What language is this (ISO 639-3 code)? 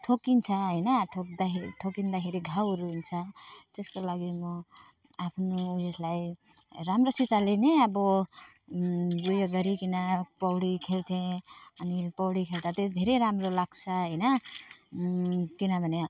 nep